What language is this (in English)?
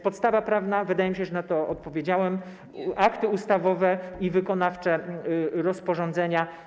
Polish